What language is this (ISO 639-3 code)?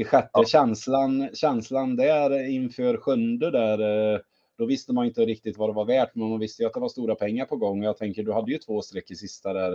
swe